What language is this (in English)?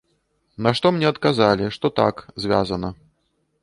Belarusian